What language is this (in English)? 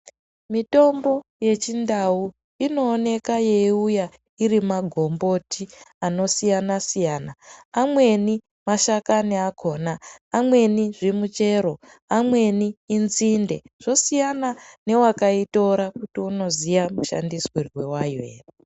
Ndau